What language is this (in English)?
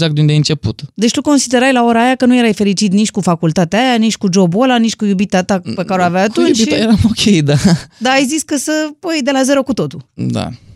Romanian